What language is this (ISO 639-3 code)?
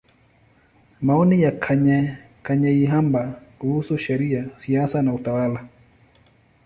swa